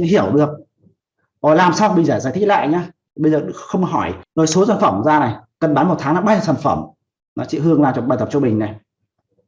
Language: Vietnamese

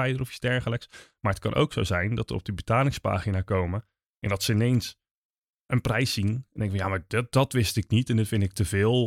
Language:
Dutch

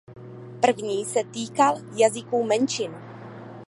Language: Czech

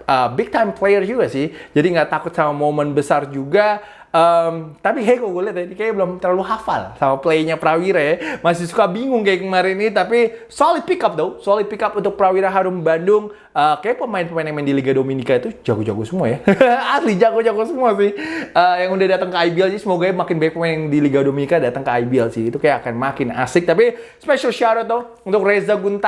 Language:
Indonesian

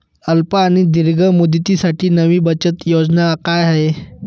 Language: Marathi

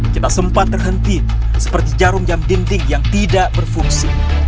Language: Indonesian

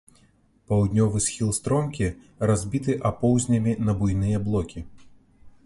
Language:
Belarusian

